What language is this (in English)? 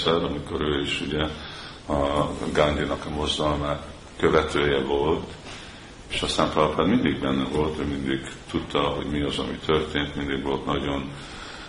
Hungarian